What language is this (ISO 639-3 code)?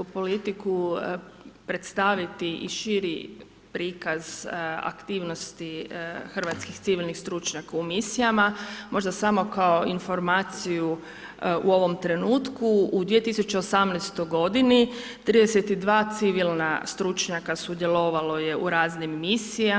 hrv